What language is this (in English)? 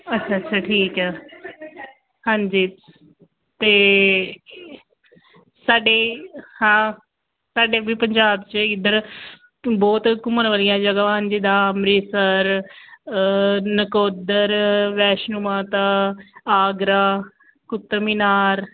Punjabi